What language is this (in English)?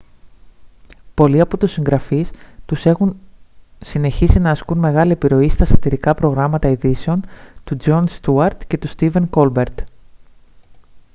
Greek